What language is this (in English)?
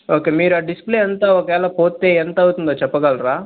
Telugu